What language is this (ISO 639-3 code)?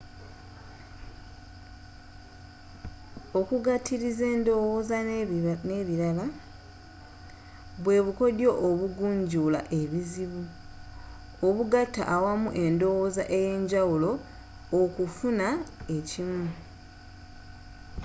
lug